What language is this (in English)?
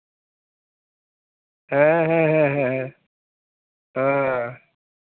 Santali